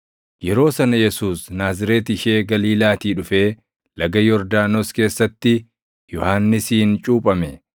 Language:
Oromo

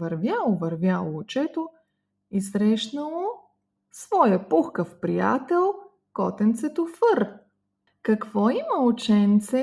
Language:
Bulgarian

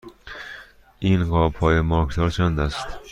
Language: Persian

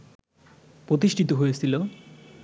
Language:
Bangla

